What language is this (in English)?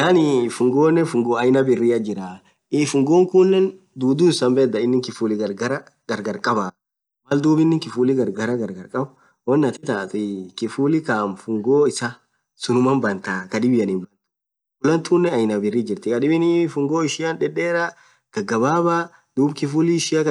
Orma